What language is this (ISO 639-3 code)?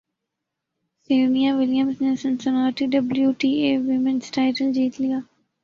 urd